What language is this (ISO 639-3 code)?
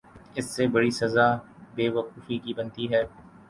urd